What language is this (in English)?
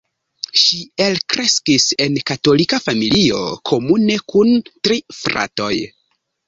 Esperanto